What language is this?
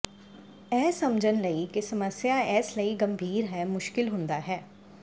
Punjabi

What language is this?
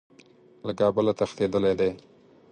Pashto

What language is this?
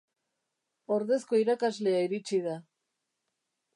Basque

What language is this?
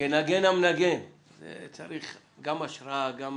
Hebrew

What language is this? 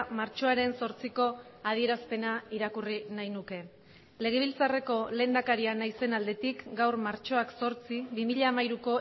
Basque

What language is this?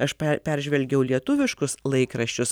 Lithuanian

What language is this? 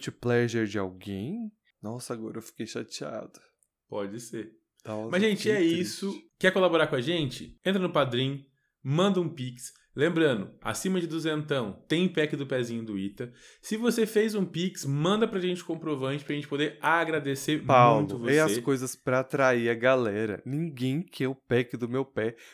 Portuguese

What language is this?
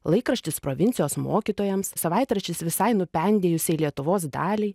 Lithuanian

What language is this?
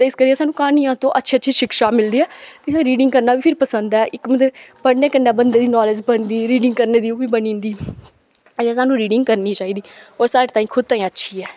Dogri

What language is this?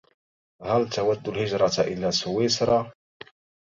Arabic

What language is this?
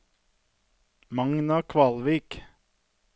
Norwegian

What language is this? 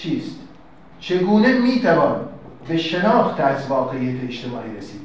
Persian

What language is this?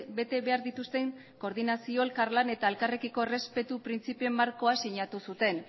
Basque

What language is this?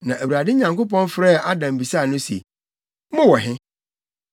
Akan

